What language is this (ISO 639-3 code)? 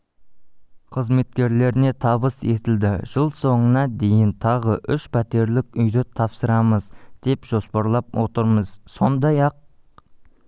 kaz